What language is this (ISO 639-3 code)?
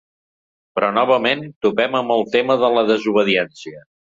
cat